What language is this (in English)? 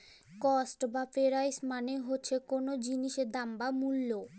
Bangla